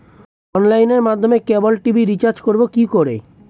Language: Bangla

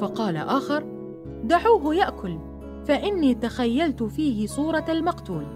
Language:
Arabic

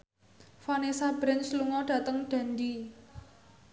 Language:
Javanese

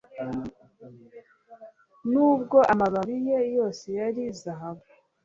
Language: Kinyarwanda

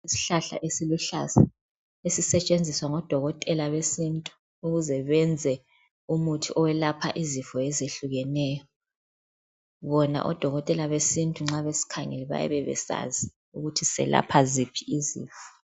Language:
North Ndebele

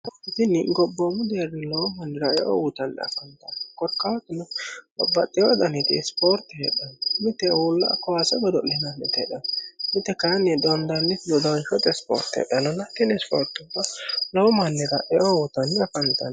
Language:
Sidamo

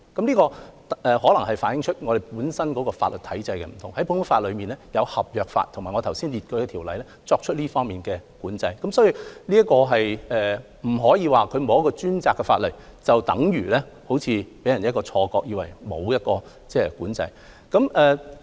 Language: Cantonese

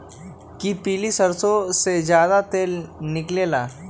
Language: Magahi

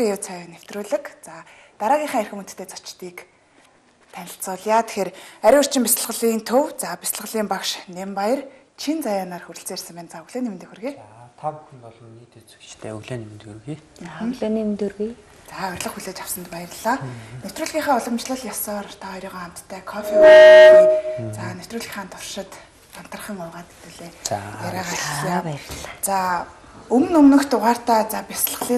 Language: Romanian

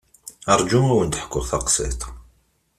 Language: Kabyle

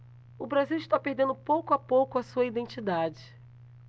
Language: Portuguese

